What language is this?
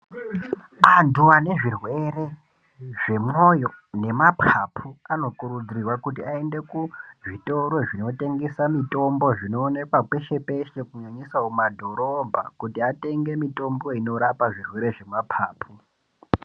Ndau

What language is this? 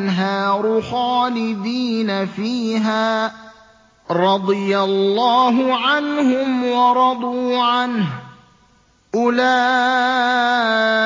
Arabic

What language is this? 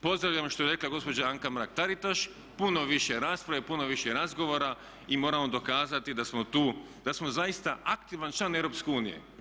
Croatian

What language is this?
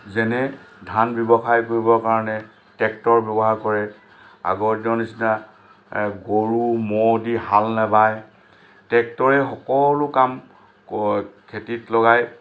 Assamese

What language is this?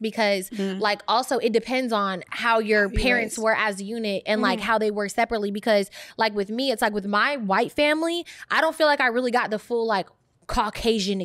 English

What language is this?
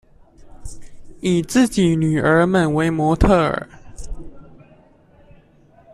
Chinese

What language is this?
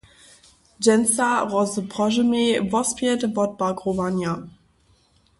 Upper Sorbian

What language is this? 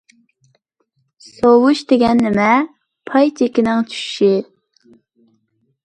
Uyghur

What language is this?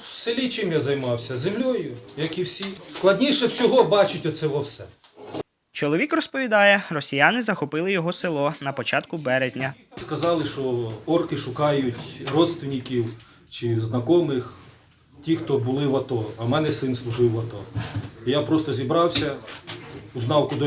Ukrainian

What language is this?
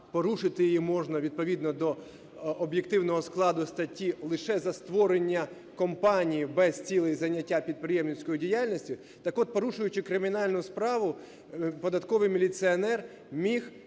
Ukrainian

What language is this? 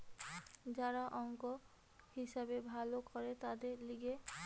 Bangla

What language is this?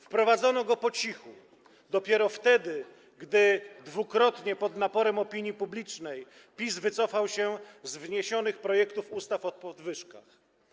Polish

